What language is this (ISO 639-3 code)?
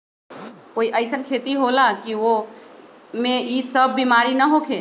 mag